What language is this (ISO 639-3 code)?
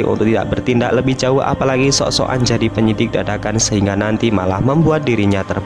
ind